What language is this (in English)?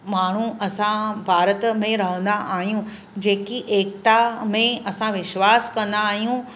Sindhi